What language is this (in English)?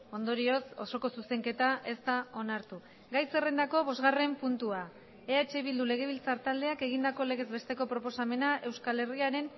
Basque